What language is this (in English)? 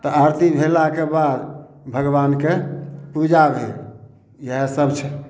Maithili